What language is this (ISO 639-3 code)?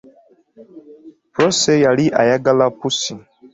lug